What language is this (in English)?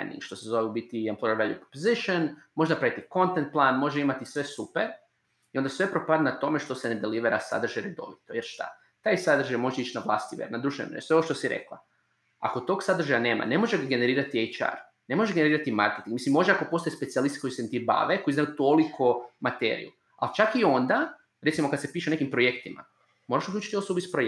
Croatian